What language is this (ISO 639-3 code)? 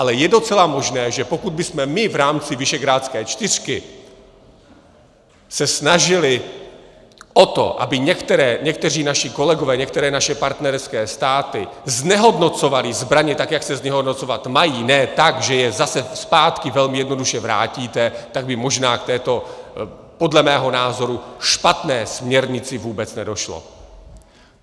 ces